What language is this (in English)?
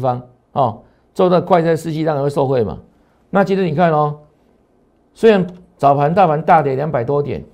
Chinese